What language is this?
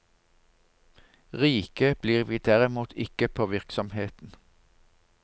Norwegian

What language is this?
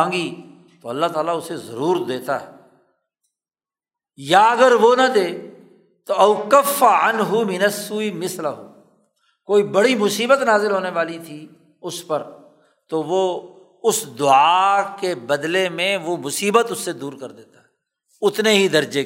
Urdu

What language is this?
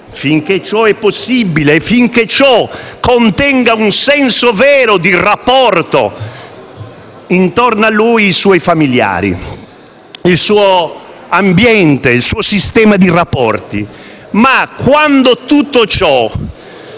Italian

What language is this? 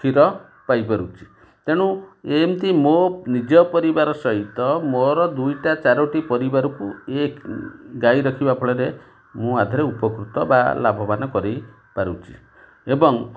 Odia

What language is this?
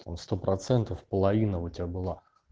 Russian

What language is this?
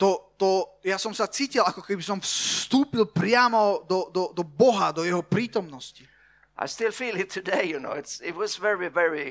Slovak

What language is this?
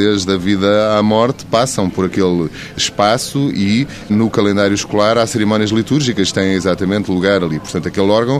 Portuguese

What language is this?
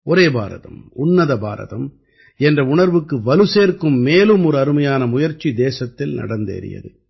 Tamil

